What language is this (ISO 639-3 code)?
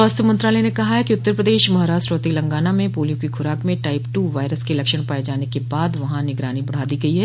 hin